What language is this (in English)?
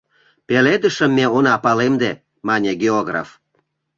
Mari